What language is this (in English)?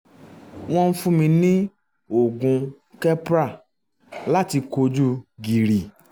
Yoruba